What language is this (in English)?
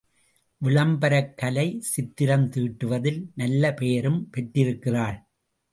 Tamil